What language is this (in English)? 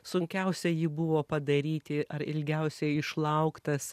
Lithuanian